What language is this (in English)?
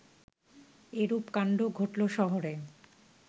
Bangla